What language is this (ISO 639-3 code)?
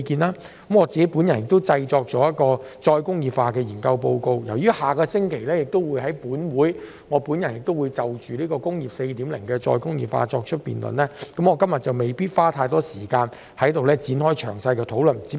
yue